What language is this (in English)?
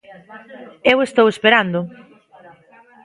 Galician